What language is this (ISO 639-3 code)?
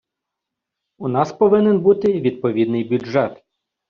ukr